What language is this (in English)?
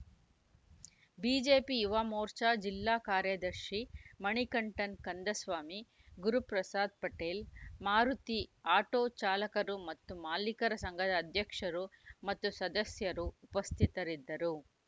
Kannada